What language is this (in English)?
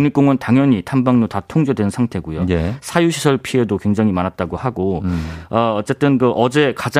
Korean